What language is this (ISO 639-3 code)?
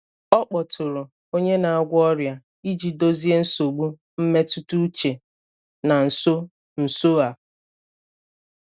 ibo